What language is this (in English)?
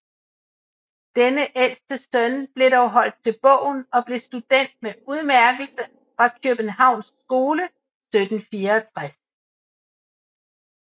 Danish